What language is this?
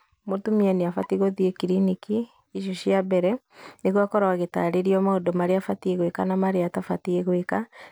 Kikuyu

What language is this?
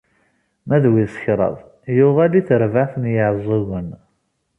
Kabyle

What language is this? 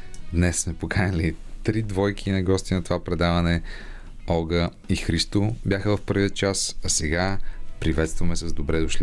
Bulgarian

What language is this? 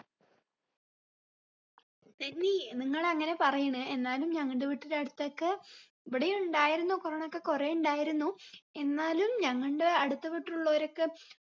Malayalam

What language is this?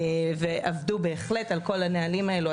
Hebrew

